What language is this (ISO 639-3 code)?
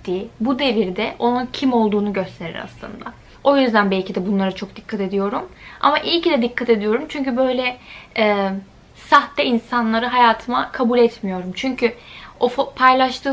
tur